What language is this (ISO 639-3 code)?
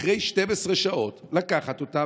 heb